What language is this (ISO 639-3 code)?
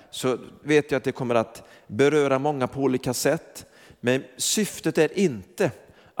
swe